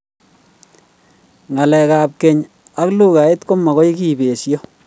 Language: Kalenjin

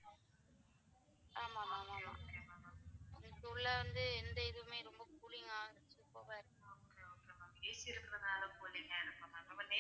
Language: Tamil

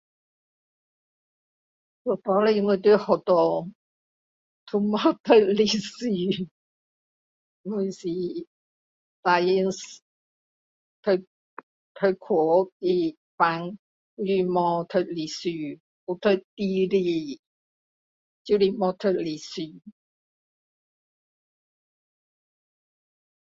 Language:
Min Dong Chinese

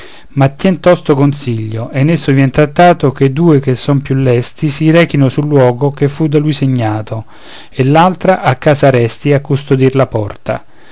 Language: Italian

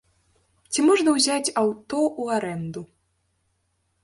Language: Belarusian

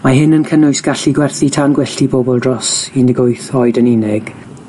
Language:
Welsh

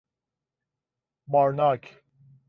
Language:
Persian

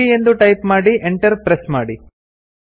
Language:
Kannada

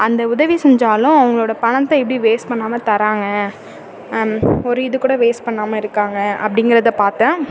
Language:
Tamil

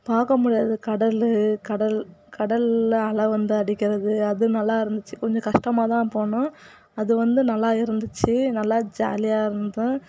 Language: Tamil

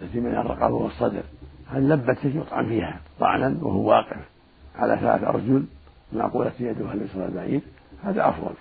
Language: Arabic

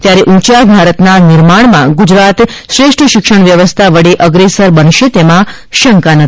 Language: Gujarati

